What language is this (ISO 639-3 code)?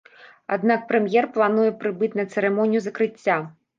bel